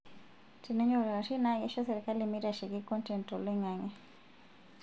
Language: Masai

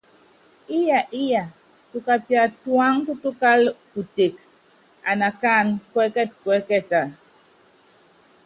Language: Yangben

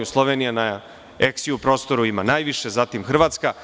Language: Serbian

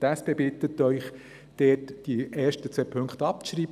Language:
Swiss German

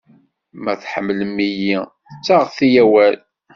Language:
Kabyle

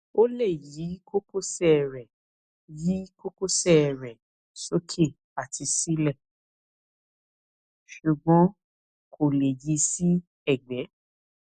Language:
Yoruba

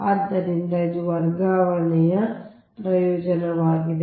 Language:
Kannada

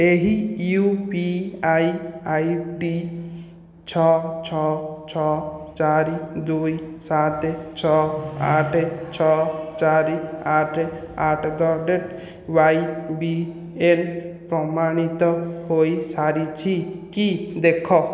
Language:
Odia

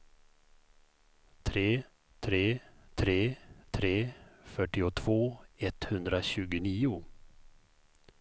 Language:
Swedish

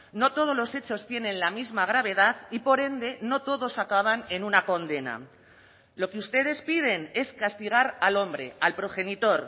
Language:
Spanish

